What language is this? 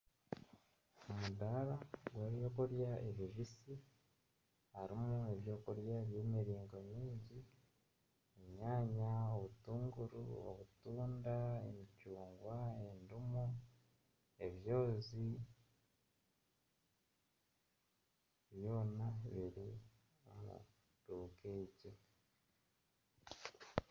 Nyankole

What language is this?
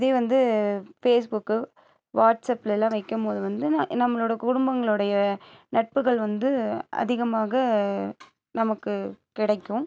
Tamil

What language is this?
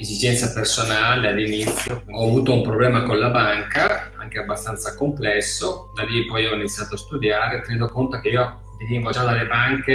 Italian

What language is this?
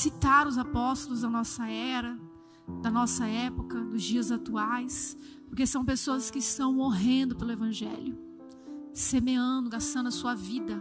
Portuguese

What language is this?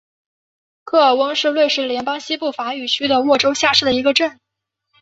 Chinese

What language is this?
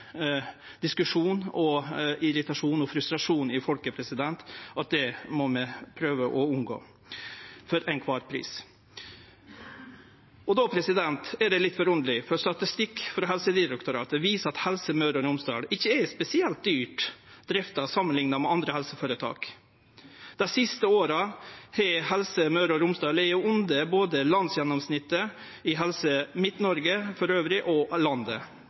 Norwegian Nynorsk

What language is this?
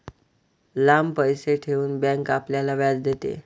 Marathi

